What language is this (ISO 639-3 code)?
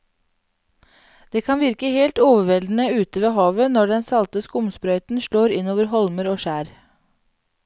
nor